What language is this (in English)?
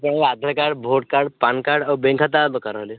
Odia